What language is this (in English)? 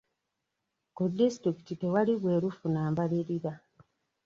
Ganda